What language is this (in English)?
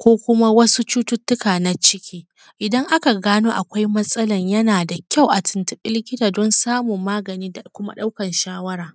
Hausa